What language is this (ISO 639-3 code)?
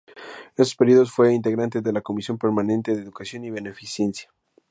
spa